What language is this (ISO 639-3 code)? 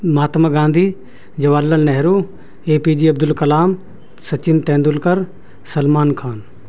urd